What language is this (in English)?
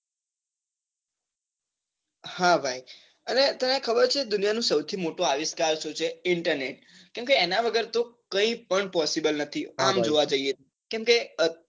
Gujarati